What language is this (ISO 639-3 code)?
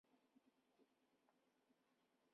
zho